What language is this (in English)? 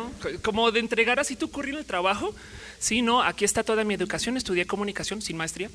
Spanish